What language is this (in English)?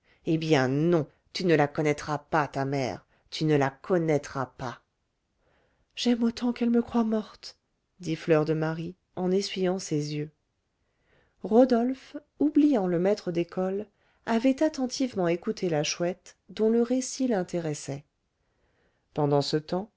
French